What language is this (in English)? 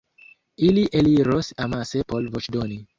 Esperanto